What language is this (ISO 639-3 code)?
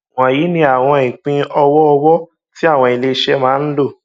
yor